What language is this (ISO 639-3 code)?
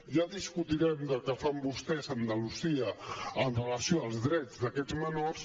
cat